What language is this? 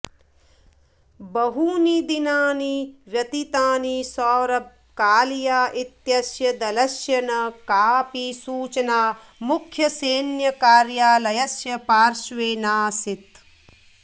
Sanskrit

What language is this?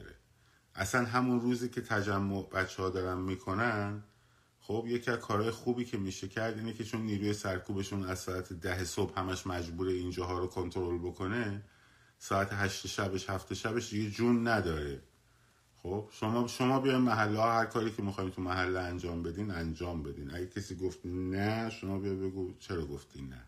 Persian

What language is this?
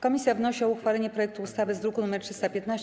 Polish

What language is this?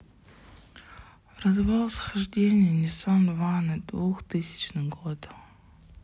Russian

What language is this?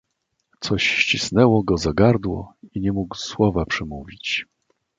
Polish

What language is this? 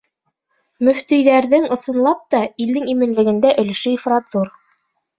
Bashkir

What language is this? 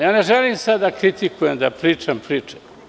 Serbian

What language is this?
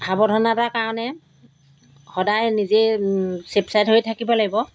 Assamese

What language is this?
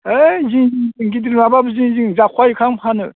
Bodo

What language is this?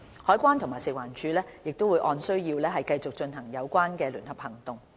Cantonese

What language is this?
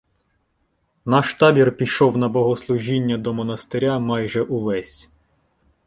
Ukrainian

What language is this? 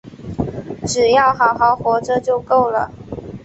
Chinese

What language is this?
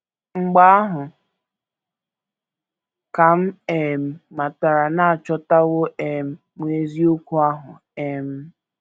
Igbo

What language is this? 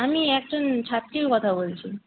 Bangla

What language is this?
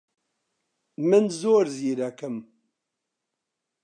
Central Kurdish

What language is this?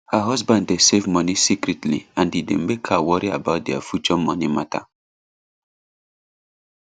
Nigerian Pidgin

